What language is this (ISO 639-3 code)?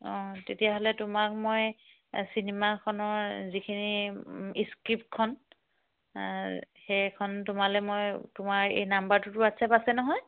asm